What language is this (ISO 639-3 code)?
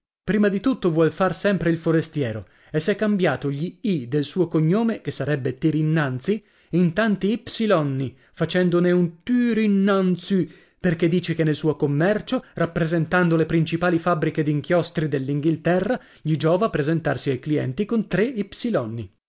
ita